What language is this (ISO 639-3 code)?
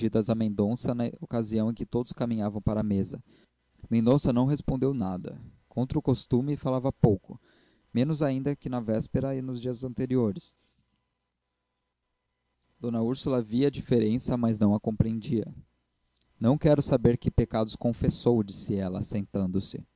por